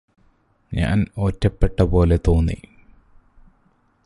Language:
Malayalam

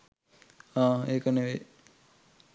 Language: Sinhala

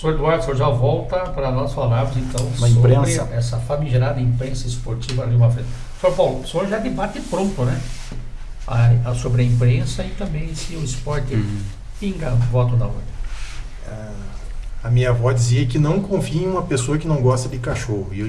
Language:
Portuguese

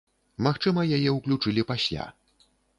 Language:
Belarusian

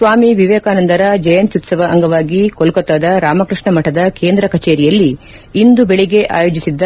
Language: Kannada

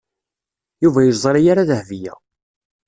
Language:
Kabyle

